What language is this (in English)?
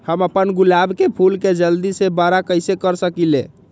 Magahi